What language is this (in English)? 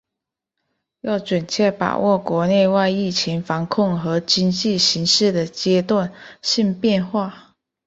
Chinese